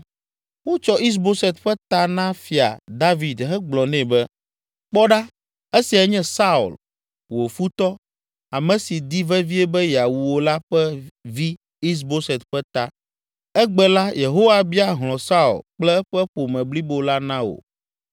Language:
Ewe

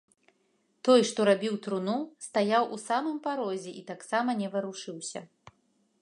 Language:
Belarusian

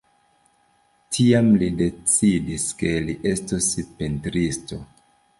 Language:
Esperanto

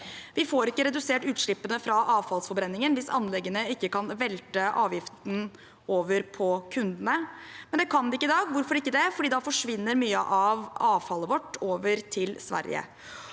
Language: Norwegian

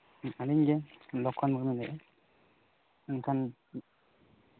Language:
Santali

